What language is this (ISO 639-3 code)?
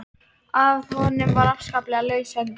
isl